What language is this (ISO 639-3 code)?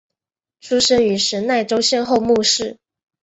zho